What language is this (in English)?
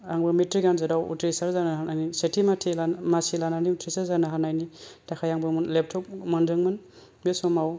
Bodo